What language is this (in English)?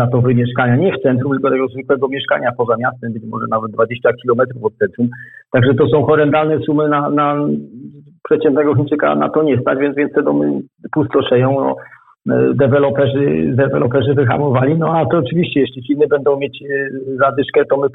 Polish